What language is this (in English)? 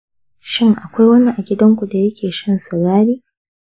Hausa